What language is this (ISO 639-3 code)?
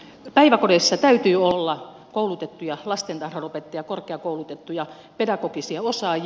fin